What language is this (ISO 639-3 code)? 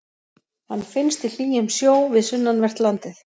isl